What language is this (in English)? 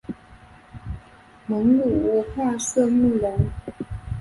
Chinese